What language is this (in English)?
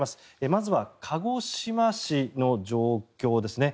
Japanese